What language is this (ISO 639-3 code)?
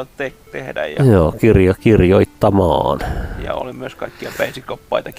fin